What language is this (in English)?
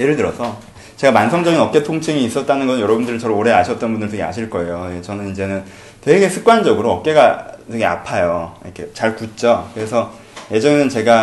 Korean